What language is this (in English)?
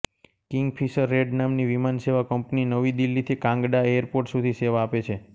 Gujarati